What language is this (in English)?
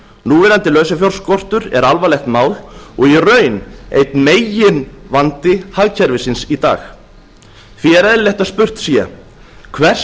Icelandic